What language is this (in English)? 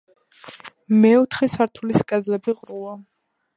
Georgian